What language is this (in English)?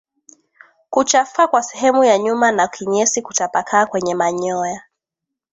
Swahili